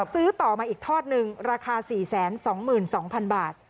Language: Thai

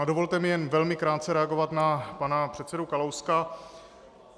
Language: Czech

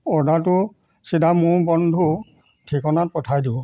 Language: Assamese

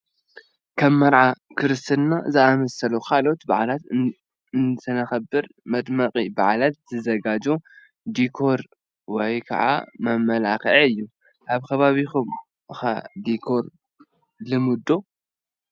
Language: Tigrinya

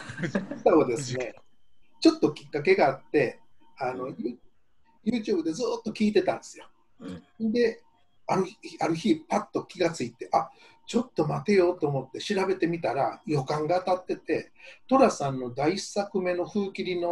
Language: Japanese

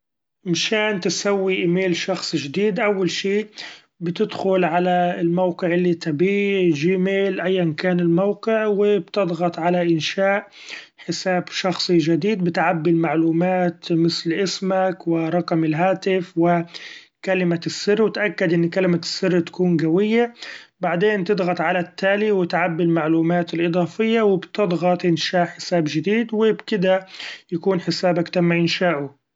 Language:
Gulf Arabic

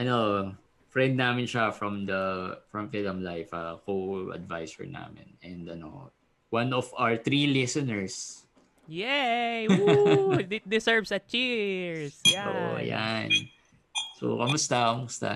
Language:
Filipino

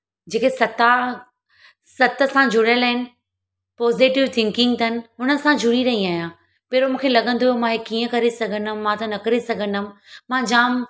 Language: Sindhi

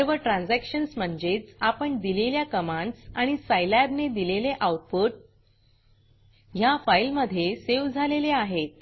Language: Marathi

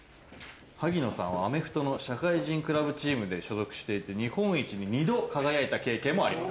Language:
Japanese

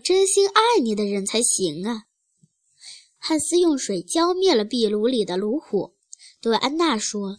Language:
Chinese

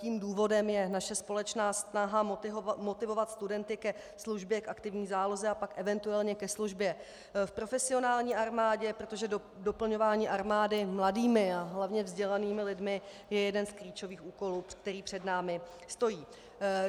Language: Czech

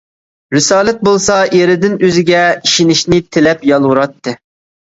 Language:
Uyghur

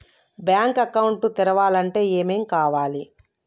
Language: Telugu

